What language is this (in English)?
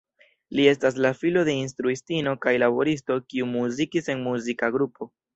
Esperanto